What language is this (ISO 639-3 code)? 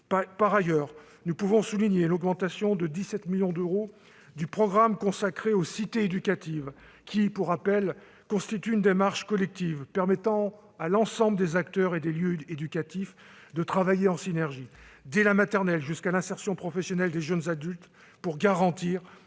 fra